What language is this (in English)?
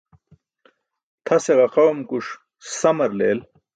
Burushaski